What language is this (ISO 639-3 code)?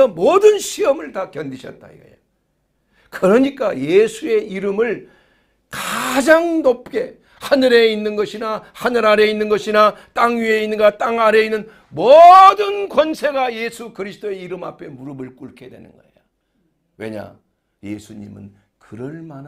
kor